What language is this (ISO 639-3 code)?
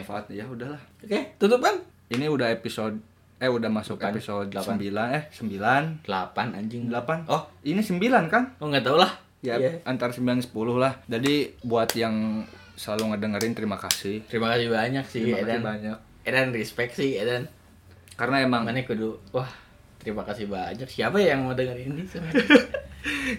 ind